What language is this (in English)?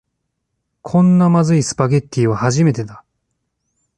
Japanese